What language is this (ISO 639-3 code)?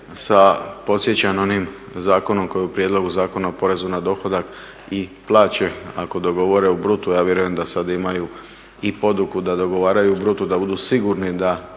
hrv